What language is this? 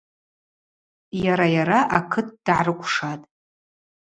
Abaza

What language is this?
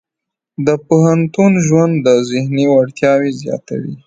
Pashto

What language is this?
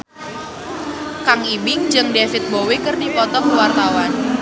Sundanese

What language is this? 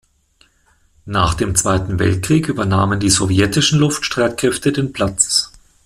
German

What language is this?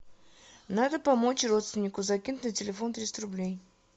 Russian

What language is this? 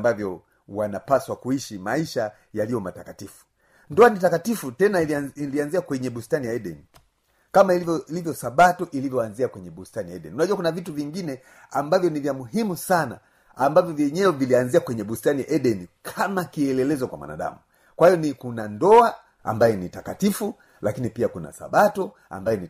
Swahili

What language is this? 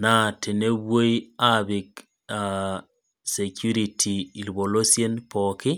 Masai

